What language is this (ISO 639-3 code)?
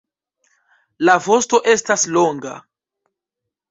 epo